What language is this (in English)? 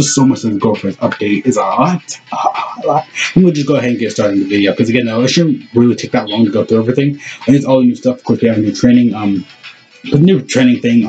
English